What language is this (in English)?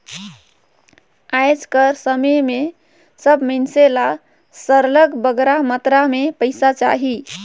Chhattisgarhi